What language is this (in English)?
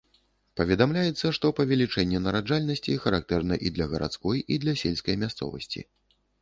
Belarusian